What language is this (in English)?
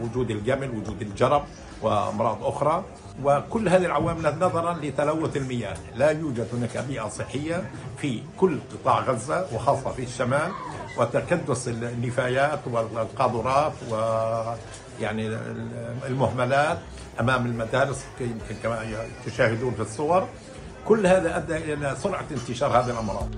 Arabic